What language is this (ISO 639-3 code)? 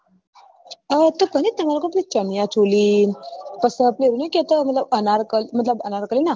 guj